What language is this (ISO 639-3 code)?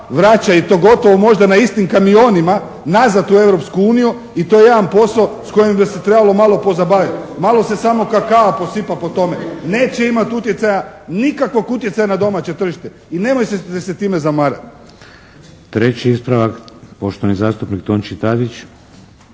hrv